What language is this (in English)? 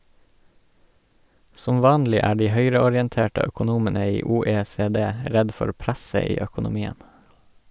Norwegian